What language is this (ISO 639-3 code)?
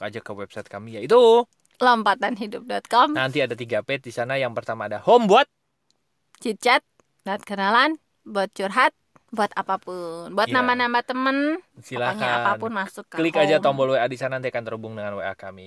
ind